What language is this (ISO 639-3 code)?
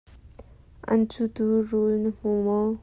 cnh